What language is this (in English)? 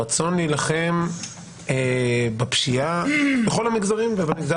Hebrew